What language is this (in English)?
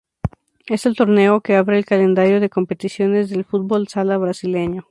Spanish